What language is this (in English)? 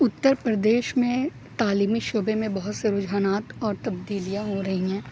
Urdu